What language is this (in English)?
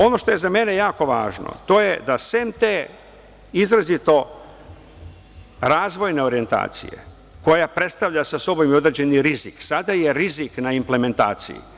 Serbian